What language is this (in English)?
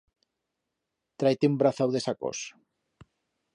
Aragonese